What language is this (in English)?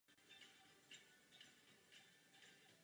Czech